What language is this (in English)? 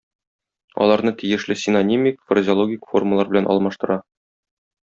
Tatar